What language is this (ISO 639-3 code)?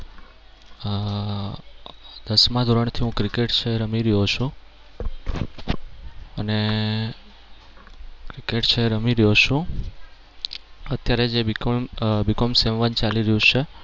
guj